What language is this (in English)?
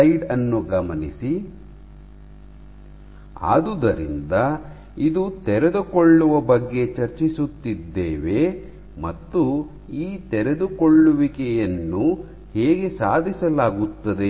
Kannada